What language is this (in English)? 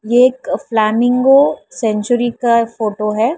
Hindi